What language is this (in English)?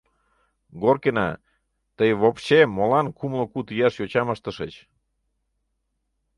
Mari